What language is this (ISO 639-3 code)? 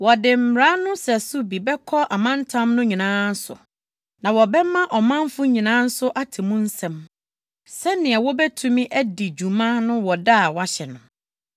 aka